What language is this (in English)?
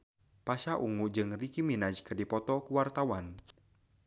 Sundanese